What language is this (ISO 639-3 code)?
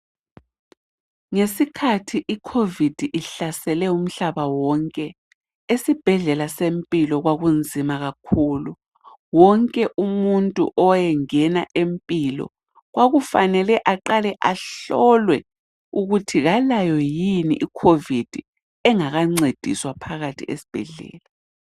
nde